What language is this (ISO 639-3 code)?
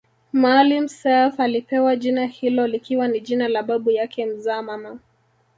swa